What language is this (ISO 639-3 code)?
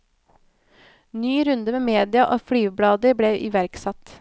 nor